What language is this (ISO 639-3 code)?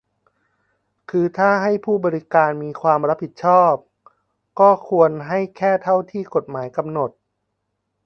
tha